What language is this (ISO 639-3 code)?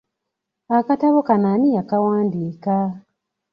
lug